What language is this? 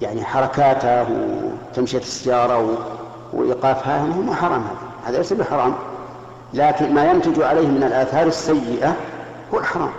Arabic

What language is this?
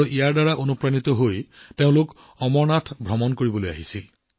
Assamese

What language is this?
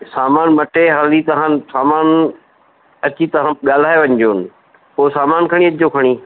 Sindhi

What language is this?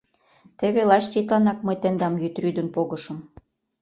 Mari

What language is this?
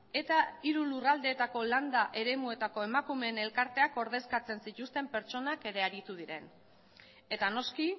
Basque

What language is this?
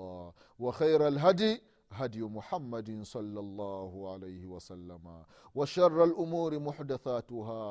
Swahili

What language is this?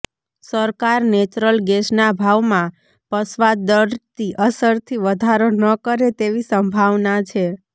Gujarati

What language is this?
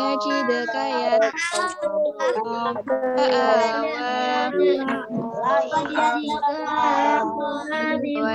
Indonesian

